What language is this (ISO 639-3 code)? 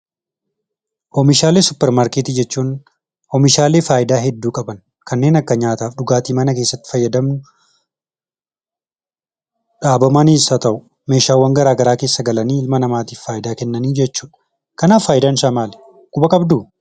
orm